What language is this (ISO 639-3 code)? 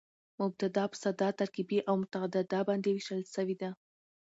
pus